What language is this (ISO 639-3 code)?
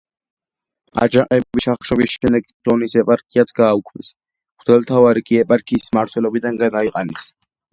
kat